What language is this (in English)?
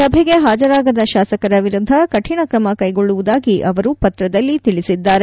Kannada